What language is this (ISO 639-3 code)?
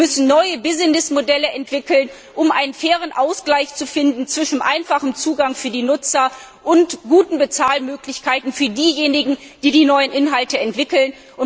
deu